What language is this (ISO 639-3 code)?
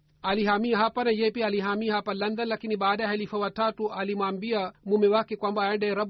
swa